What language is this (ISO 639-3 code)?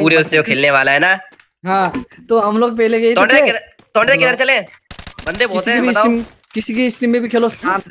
hin